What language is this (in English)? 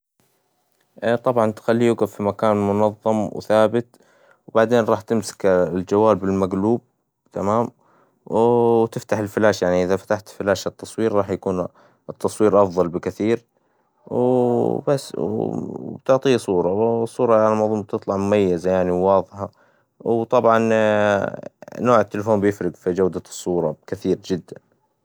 Hijazi Arabic